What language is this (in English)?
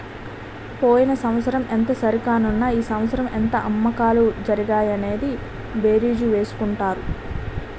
Telugu